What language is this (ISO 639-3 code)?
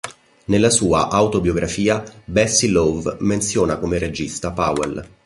ita